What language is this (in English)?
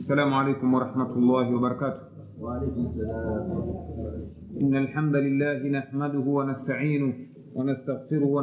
Swahili